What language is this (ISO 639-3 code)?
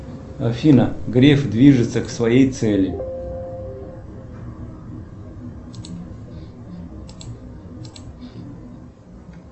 rus